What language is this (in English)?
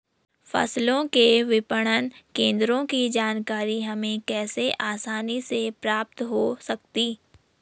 Hindi